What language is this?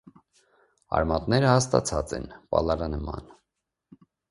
Armenian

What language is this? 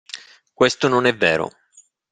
Italian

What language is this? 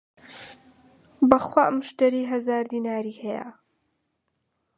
Central Kurdish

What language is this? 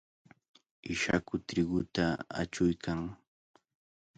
Cajatambo North Lima Quechua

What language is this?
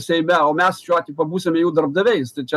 Lithuanian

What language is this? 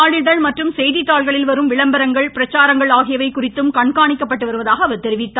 Tamil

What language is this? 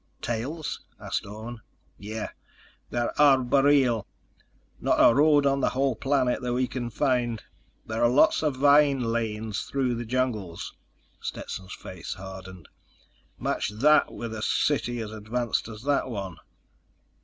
English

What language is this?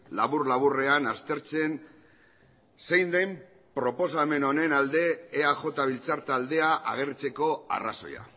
Basque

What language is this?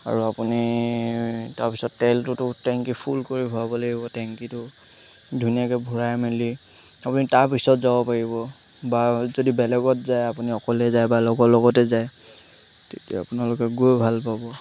Assamese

